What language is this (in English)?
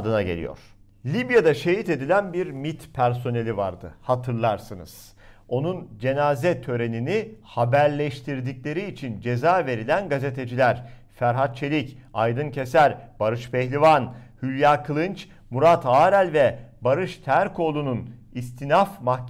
Turkish